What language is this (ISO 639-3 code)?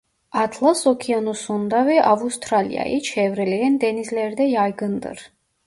tur